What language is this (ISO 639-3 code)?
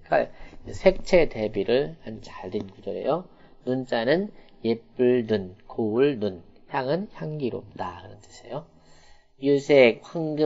kor